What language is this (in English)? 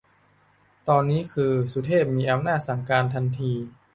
Thai